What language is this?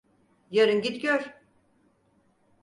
Turkish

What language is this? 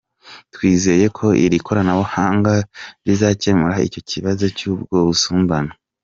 Kinyarwanda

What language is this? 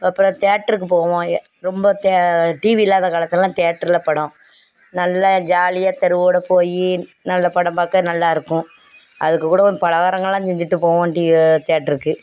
Tamil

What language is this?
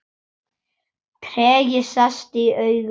Icelandic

